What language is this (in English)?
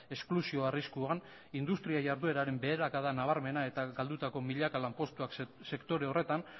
Basque